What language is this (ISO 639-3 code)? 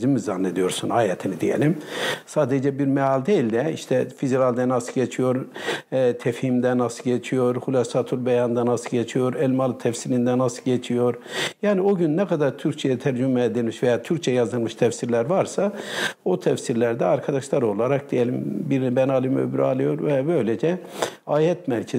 tur